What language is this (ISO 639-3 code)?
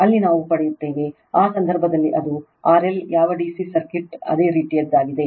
kan